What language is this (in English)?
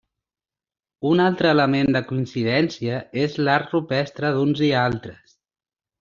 Catalan